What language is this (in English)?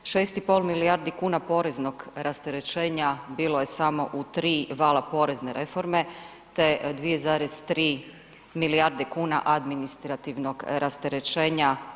Croatian